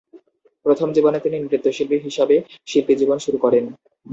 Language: Bangla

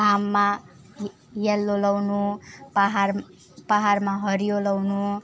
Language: Nepali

